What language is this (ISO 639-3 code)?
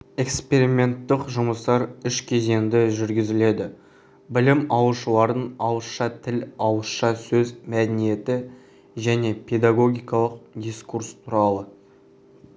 kaz